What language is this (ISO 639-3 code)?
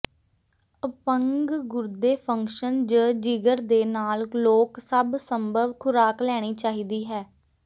pan